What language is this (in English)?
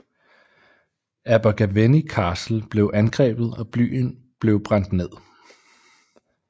Danish